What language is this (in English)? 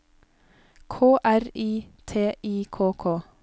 Norwegian